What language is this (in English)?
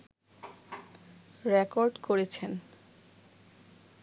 Bangla